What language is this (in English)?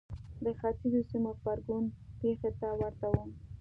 Pashto